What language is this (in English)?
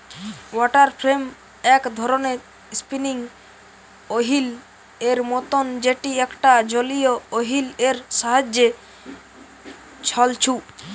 Bangla